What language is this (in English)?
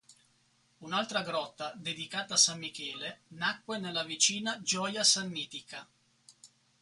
Italian